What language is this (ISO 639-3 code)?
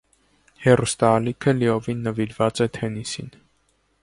hye